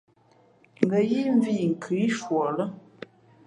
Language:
Fe'fe'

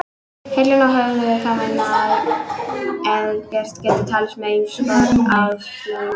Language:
Icelandic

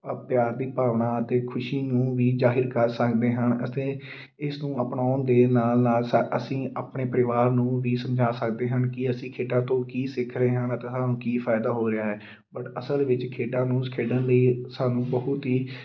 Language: Punjabi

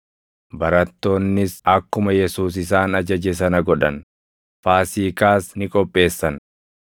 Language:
Oromo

